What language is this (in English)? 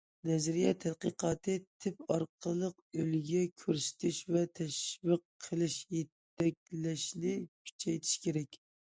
Uyghur